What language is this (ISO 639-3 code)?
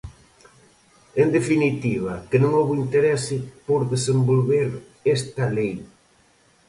glg